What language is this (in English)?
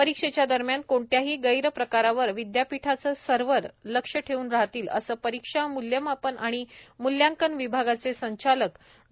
Marathi